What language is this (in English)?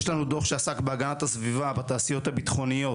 Hebrew